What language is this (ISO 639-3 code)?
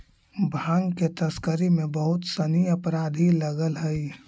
mag